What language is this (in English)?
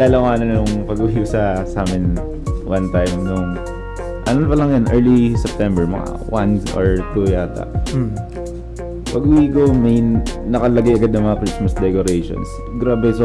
Filipino